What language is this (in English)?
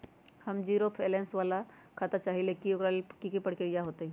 Magahi